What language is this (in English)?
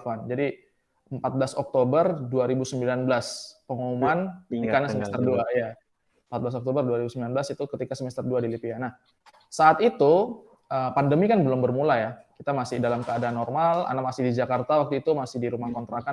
Indonesian